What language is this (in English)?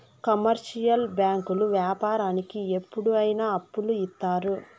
Telugu